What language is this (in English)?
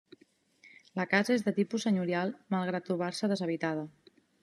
Catalan